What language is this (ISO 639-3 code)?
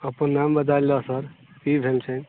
mai